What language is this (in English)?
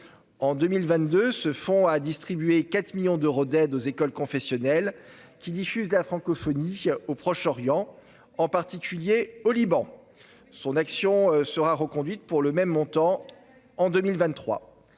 French